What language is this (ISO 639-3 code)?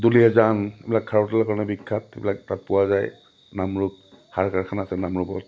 asm